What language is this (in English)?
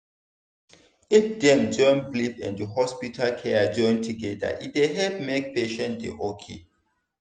Nigerian Pidgin